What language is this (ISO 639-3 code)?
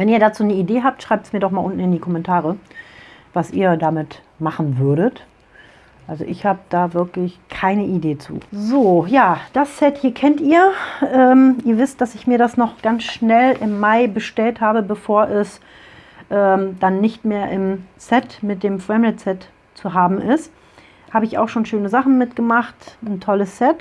deu